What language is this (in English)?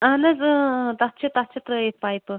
Kashmiri